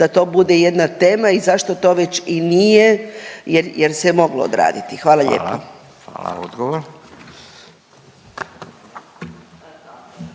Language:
Croatian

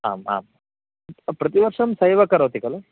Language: Sanskrit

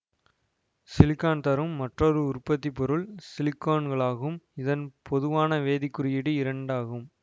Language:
Tamil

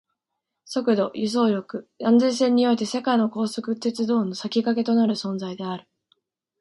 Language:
Japanese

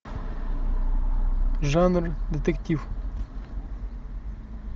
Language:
Russian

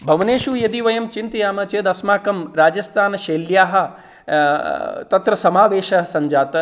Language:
Sanskrit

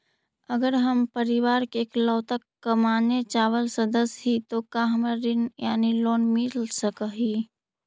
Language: Magahi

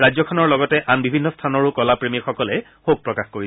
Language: Assamese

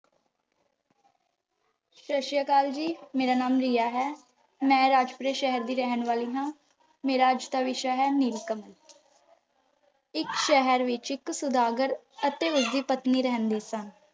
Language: Punjabi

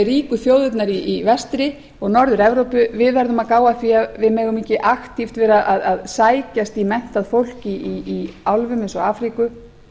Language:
Icelandic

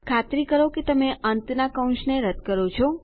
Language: Gujarati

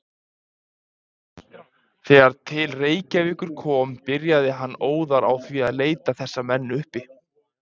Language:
Icelandic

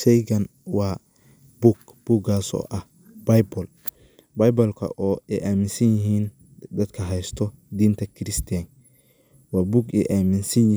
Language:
Somali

